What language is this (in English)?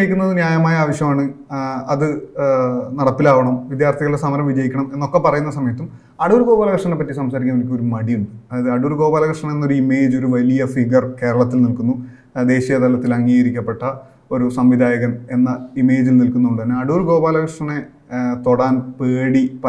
Malayalam